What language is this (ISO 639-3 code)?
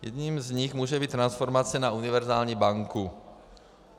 ces